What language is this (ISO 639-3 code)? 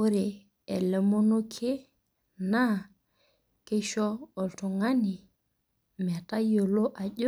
mas